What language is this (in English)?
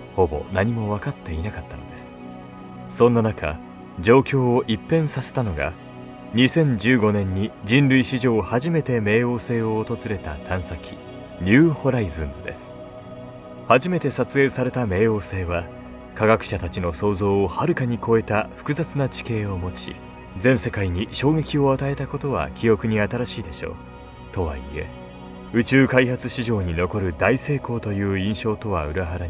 Japanese